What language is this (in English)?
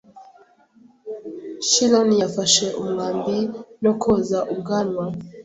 Kinyarwanda